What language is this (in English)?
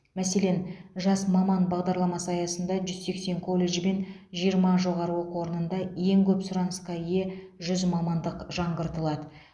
Kazakh